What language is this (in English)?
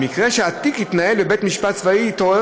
Hebrew